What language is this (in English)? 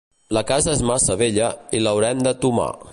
Catalan